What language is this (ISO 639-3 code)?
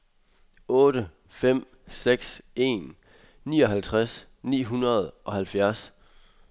dan